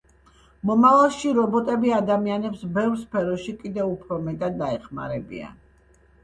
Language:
Georgian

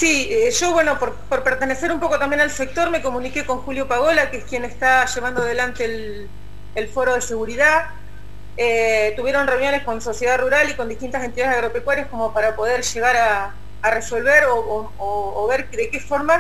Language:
Spanish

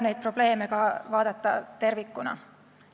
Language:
Estonian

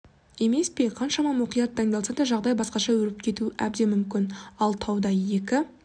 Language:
Kazakh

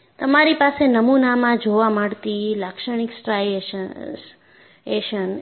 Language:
Gujarati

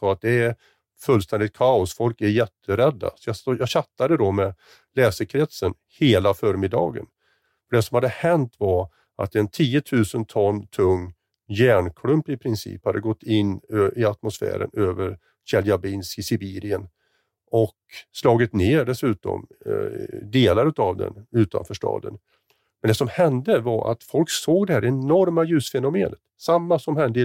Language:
Swedish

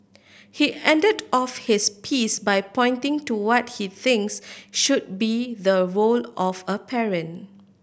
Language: English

